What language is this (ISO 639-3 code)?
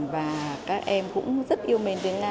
vie